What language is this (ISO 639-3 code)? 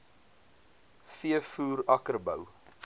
afr